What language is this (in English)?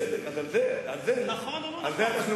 Hebrew